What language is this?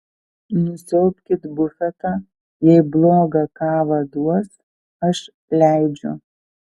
Lithuanian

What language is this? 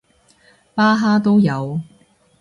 Cantonese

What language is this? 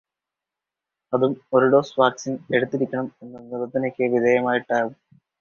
Malayalam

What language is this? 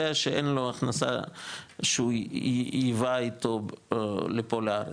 Hebrew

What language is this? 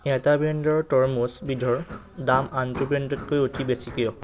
Assamese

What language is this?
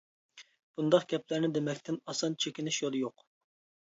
Uyghur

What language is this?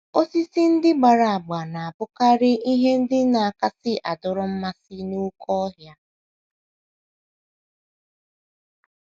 Igbo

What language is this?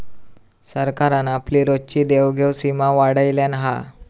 Marathi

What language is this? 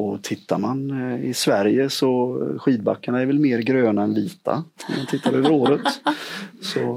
Swedish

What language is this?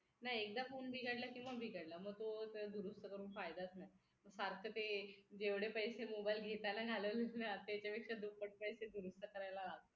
Marathi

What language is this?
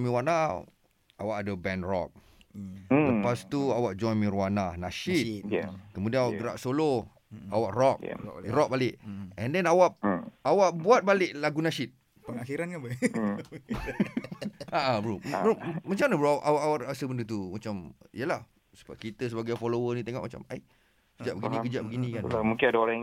Malay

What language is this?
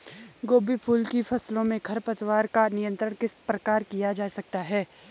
Hindi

